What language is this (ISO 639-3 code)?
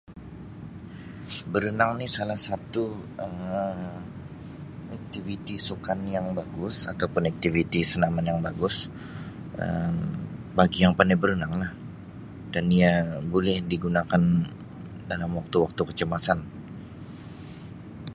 msi